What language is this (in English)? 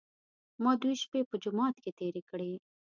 Pashto